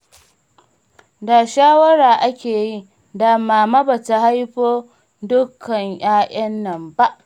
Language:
Hausa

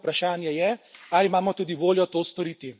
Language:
Slovenian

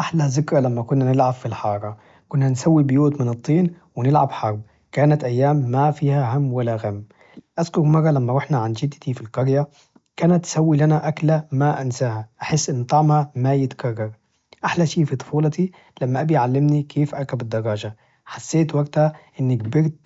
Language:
Najdi Arabic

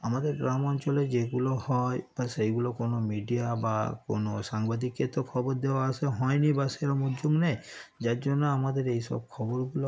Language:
Bangla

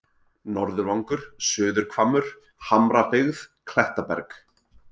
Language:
Icelandic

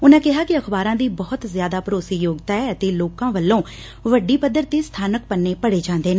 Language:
Punjabi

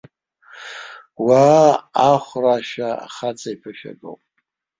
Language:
Abkhazian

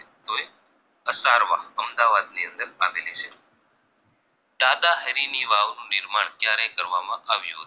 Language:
Gujarati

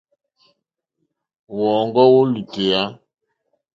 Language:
Mokpwe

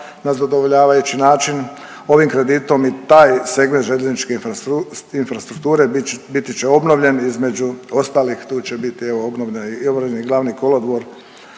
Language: Croatian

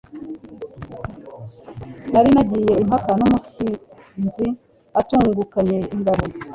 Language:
Kinyarwanda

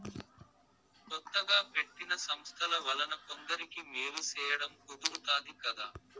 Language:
Telugu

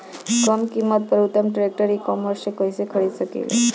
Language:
Bhojpuri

